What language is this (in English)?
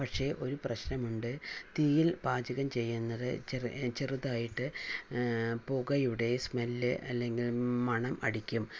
Malayalam